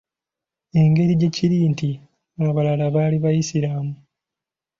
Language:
Ganda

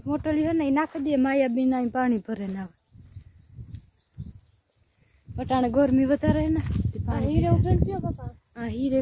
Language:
Gujarati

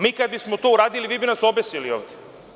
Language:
Serbian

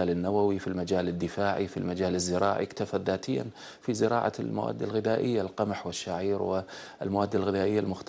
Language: Arabic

